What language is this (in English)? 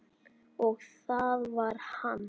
Icelandic